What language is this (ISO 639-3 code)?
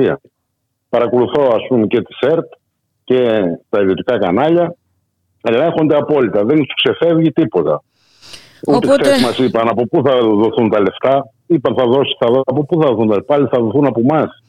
ell